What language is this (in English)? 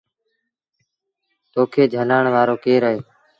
Sindhi Bhil